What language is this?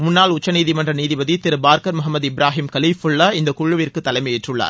Tamil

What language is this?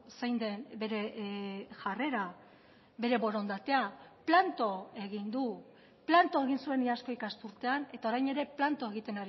Basque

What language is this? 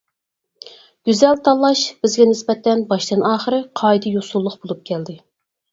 Uyghur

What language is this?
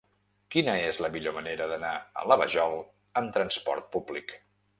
Catalan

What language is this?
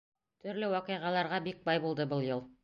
Bashkir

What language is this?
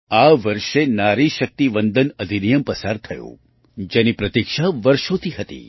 Gujarati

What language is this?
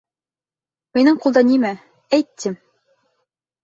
Bashkir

